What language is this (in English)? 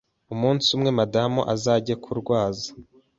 Kinyarwanda